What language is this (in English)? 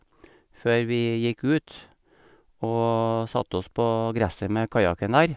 Norwegian